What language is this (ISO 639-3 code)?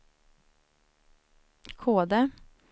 swe